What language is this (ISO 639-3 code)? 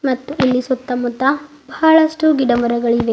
kan